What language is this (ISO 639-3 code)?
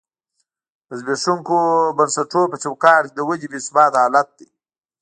pus